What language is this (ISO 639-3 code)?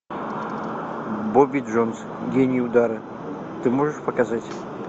rus